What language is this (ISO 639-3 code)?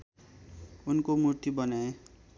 nep